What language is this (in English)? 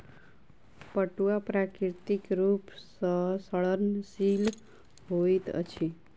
Maithili